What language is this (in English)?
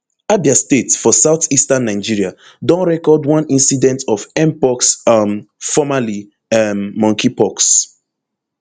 Nigerian Pidgin